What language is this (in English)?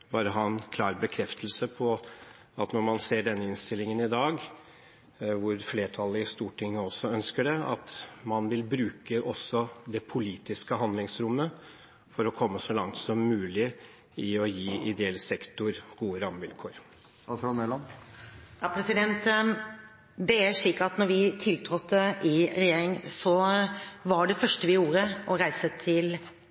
Norwegian Bokmål